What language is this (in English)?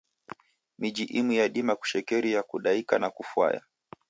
Taita